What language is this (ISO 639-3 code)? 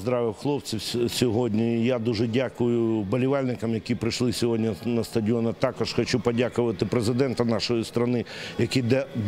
ukr